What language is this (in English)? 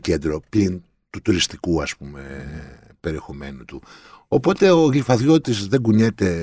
Greek